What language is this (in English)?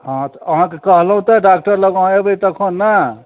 Maithili